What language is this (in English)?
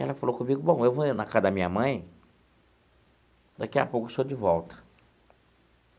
Portuguese